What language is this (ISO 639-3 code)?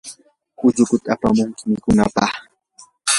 qur